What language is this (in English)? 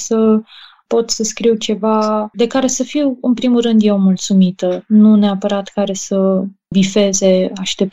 Romanian